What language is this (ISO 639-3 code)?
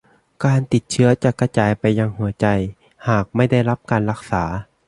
tha